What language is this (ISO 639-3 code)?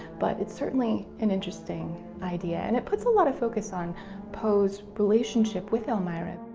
eng